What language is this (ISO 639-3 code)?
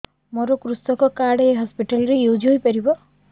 ori